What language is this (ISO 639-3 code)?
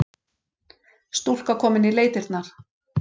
isl